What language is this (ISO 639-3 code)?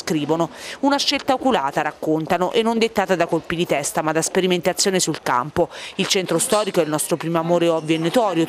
ita